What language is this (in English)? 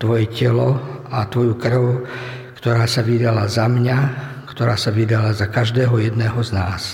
Slovak